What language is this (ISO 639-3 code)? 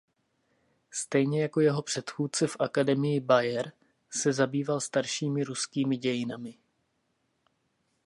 ces